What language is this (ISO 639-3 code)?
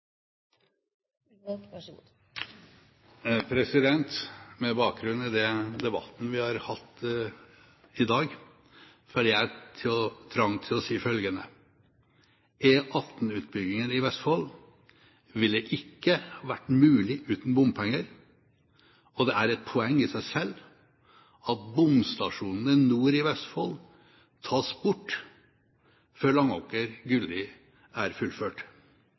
nor